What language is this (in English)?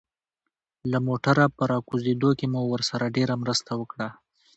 Pashto